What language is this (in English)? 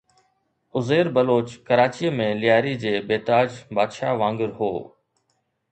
Sindhi